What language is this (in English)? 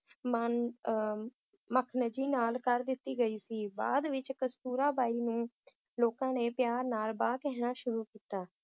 Punjabi